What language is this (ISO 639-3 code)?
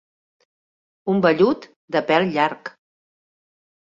cat